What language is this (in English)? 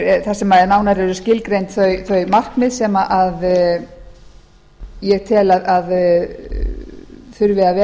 Icelandic